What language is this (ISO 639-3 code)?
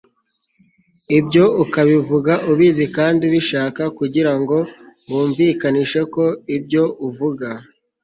kin